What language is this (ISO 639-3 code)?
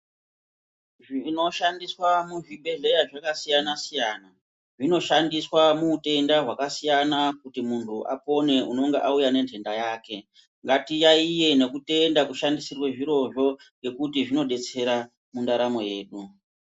ndc